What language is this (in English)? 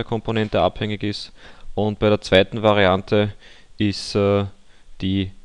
German